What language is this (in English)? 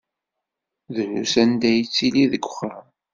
Kabyle